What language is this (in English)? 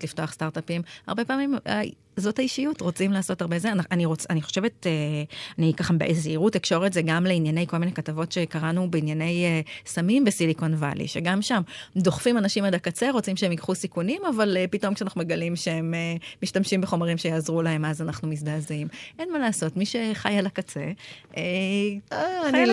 Hebrew